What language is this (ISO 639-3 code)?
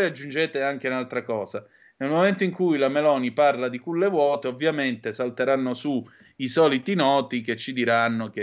ita